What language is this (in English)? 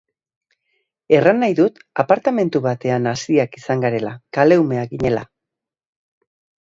Basque